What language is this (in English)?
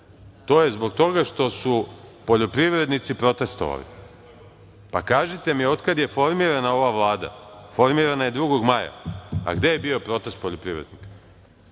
Serbian